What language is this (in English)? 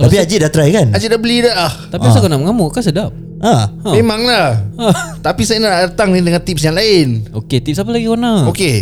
Malay